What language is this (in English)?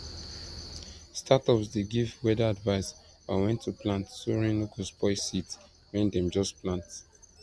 Nigerian Pidgin